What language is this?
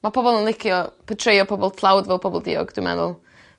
Welsh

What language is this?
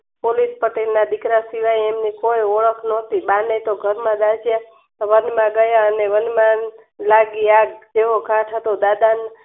Gujarati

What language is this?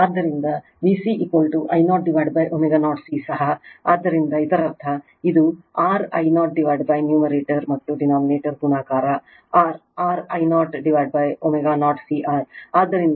Kannada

